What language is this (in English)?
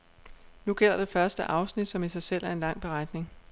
Danish